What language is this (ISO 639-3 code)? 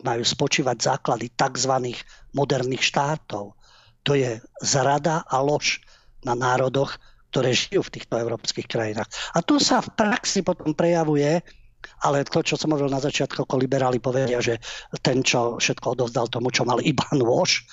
slk